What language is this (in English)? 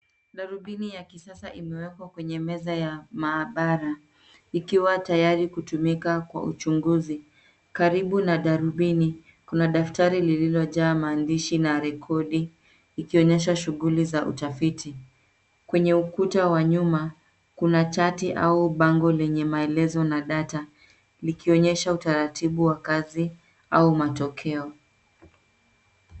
Swahili